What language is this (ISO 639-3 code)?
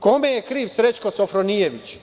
srp